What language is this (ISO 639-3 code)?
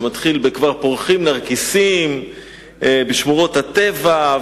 heb